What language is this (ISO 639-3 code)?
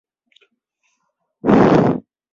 urd